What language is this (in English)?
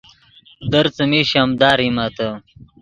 Yidgha